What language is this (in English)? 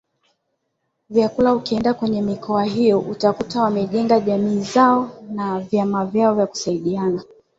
Swahili